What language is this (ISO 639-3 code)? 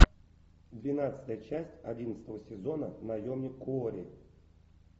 rus